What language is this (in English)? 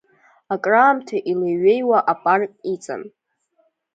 Abkhazian